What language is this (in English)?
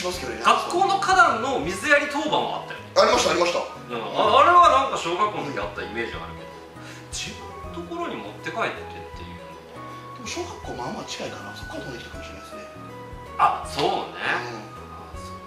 Japanese